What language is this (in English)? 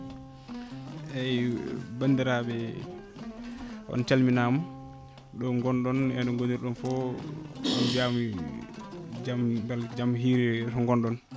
Fula